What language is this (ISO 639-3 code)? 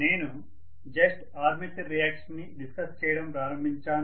tel